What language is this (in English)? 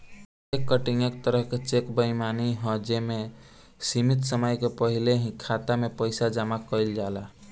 Bhojpuri